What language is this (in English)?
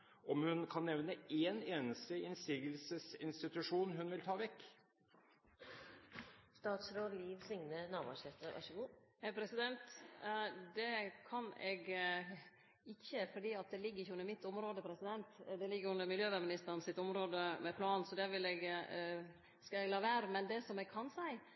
Norwegian